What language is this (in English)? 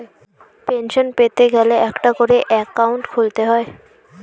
Bangla